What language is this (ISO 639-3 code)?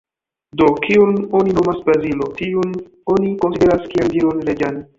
epo